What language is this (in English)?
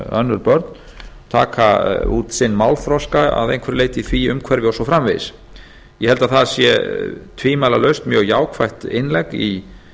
Icelandic